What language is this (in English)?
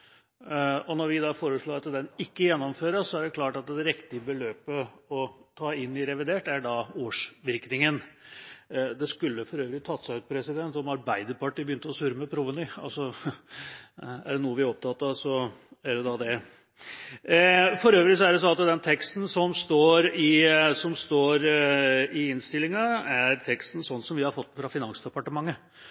Norwegian Bokmål